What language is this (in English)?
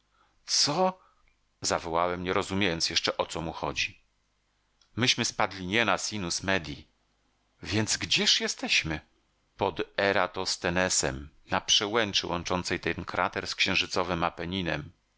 Polish